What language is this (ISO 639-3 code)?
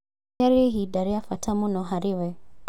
kik